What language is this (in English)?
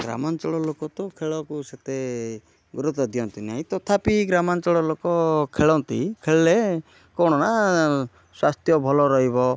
Odia